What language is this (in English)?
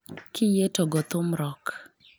Luo (Kenya and Tanzania)